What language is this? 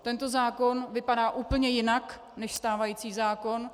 Czech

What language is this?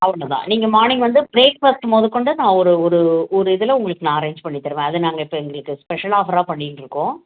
Tamil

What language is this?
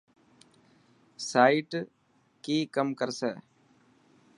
Dhatki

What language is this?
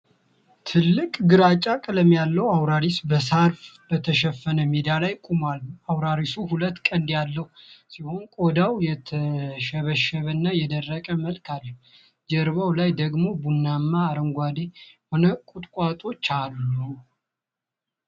Amharic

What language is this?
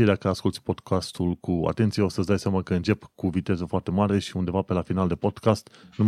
Romanian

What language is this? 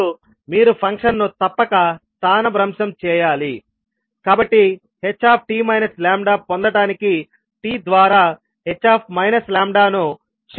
Telugu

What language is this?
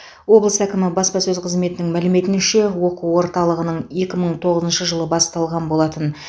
Kazakh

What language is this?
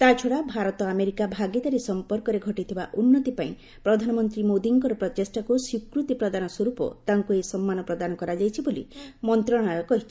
Odia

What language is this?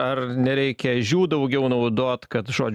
Lithuanian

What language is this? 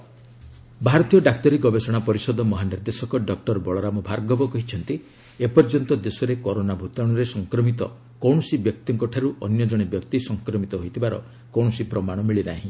Odia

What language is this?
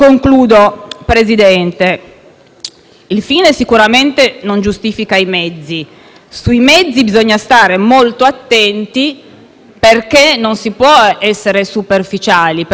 Italian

